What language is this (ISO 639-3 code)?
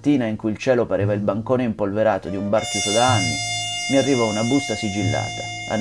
ita